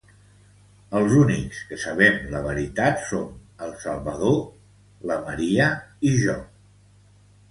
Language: Catalan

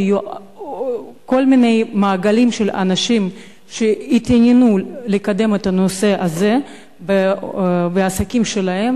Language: Hebrew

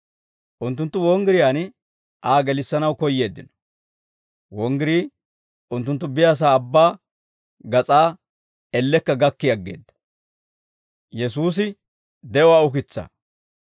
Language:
Dawro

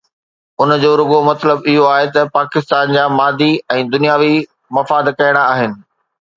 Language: Sindhi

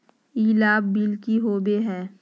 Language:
Magahi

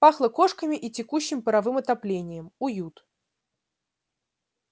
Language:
Russian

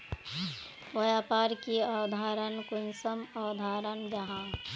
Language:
Magahi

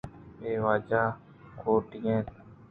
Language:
Eastern Balochi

